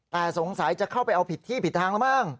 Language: Thai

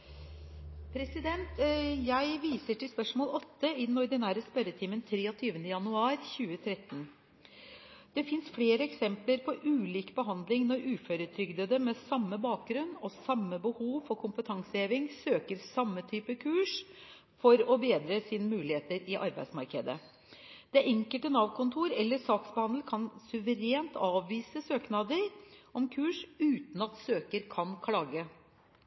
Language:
Norwegian Bokmål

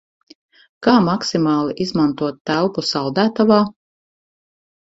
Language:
Latvian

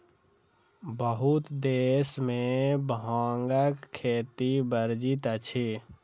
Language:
Maithili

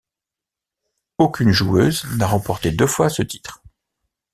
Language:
French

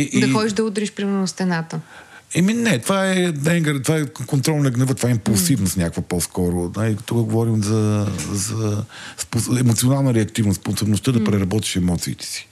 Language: Bulgarian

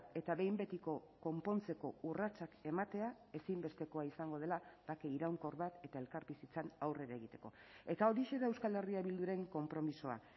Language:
Basque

